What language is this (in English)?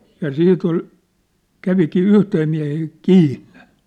Finnish